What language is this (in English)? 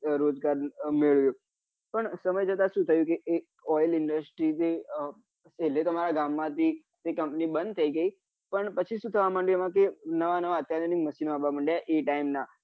Gujarati